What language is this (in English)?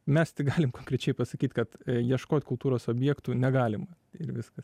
Lithuanian